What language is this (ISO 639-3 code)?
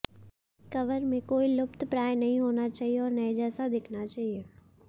hin